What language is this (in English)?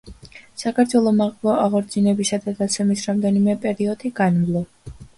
Georgian